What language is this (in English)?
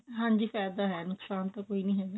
Punjabi